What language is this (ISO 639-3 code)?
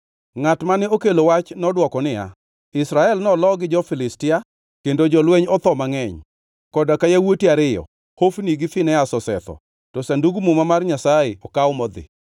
luo